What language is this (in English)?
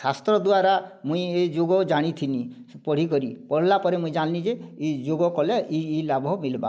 Odia